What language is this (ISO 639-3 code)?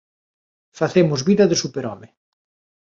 glg